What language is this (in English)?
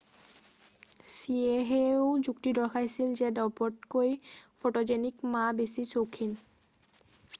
Assamese